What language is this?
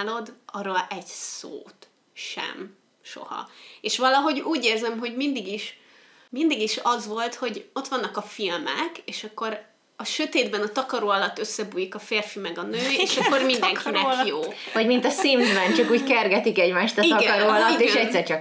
Hungarian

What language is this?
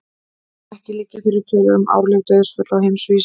Icelandic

